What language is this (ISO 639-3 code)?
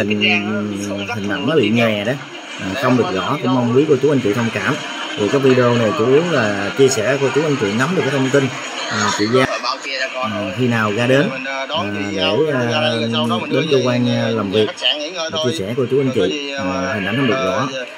vie